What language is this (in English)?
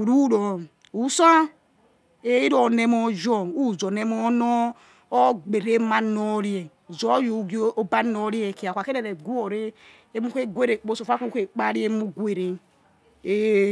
Yekhee